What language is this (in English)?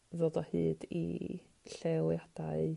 Welsh